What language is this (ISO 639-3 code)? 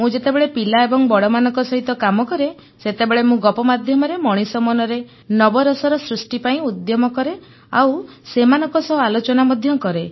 ori